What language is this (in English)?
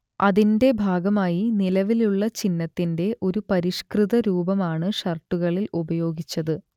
Malayalam